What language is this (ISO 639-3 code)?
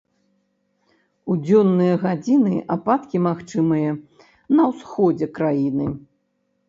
bel